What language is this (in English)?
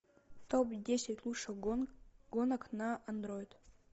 Russian